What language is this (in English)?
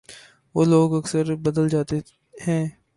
Urdu